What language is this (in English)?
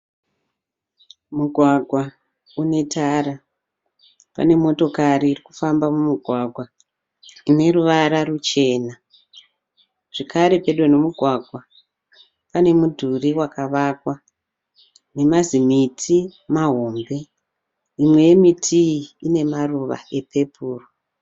Shona